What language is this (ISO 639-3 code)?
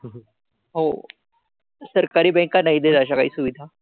mar